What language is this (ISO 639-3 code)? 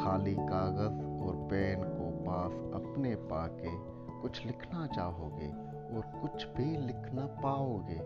urd